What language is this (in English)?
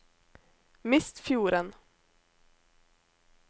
Norwegian